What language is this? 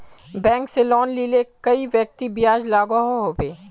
Magahi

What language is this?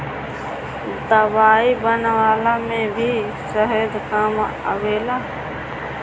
Bhojpuri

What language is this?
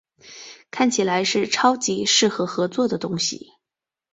Chinese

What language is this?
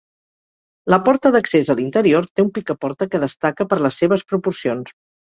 Catalan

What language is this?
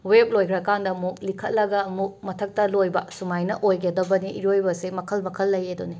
Manipuri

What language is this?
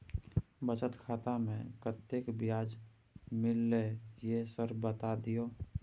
Maithili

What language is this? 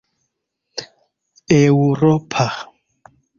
Esperanto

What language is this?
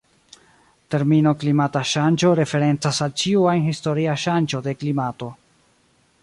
Esperanto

